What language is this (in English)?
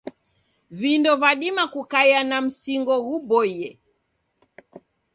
Taita